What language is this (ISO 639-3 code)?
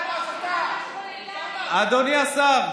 heb